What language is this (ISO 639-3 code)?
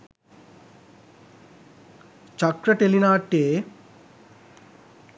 sin